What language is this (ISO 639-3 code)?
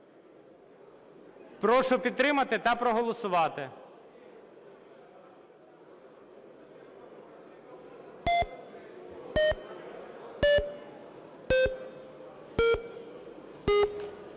ukr